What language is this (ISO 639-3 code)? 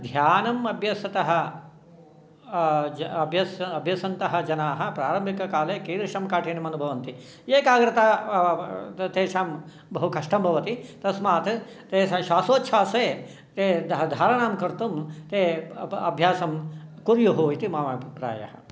san